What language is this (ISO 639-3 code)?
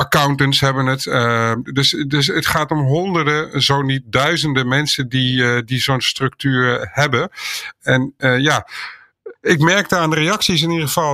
nld